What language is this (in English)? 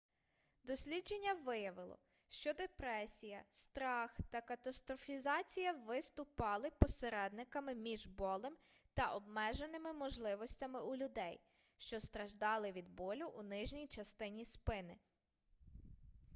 Ukrainian